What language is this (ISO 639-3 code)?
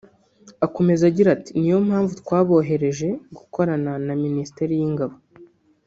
kin